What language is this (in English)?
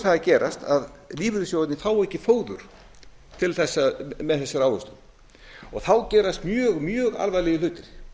Icelandic